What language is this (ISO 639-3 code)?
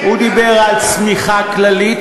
heb